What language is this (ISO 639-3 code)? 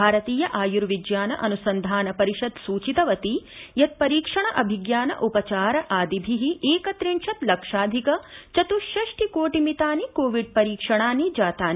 san